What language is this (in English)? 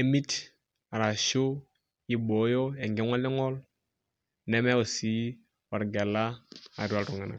Masai